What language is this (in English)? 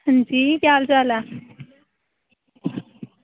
Dogri